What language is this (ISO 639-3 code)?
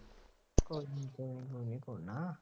pan